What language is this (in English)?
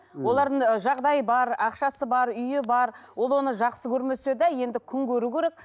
Kazakh